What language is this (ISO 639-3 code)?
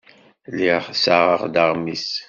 kab